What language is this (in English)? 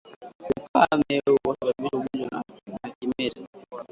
Swahili